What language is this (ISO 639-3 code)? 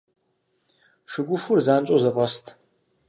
kbd